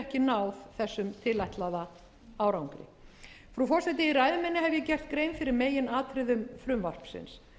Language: Icelandic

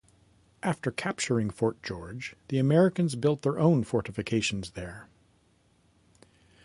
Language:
English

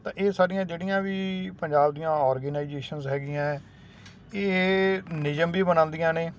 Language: Punjabi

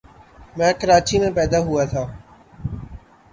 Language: Urdu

